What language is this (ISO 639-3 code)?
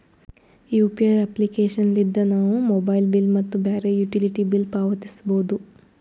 kan